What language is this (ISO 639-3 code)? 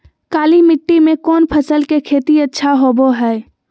mag